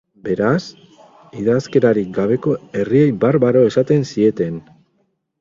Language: Basque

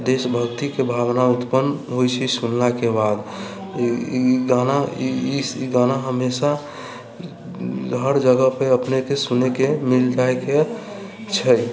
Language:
Maithili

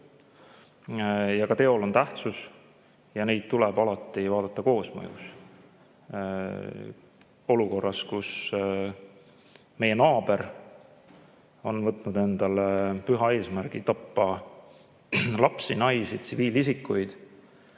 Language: Estonian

